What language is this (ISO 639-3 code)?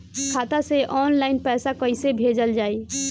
bho